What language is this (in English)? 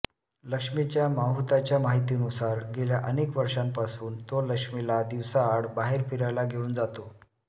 Marathi